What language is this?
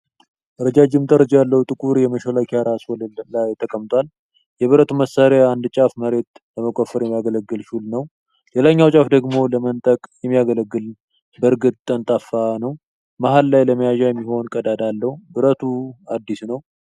Amharic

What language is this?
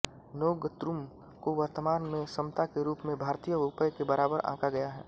Hindi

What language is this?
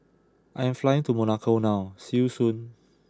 English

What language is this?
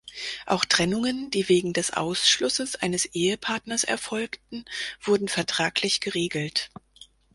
German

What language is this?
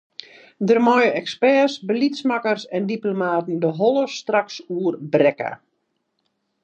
Western Frisian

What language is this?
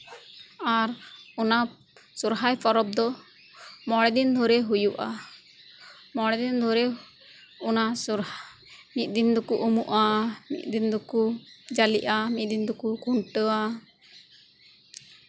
Santali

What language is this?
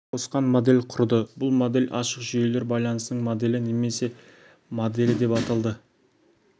Kazakh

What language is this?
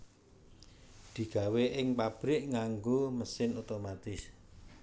Javanese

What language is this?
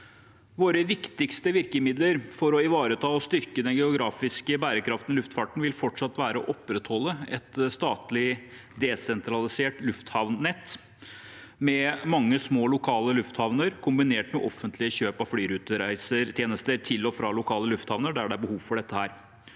Norwegian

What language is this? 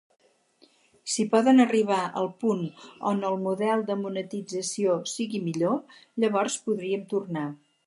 Catalan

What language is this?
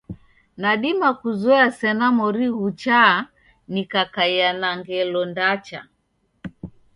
Taita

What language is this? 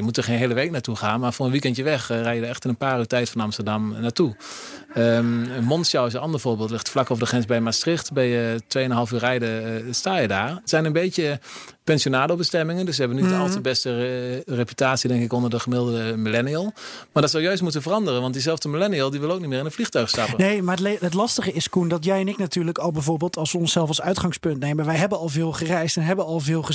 Dutch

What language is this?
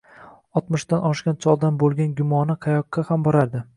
Uzbek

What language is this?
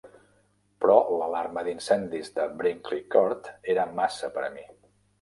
Catalan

